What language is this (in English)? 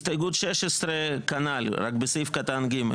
Hebrew